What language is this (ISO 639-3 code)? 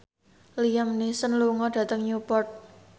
jav